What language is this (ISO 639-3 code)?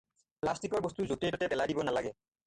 asm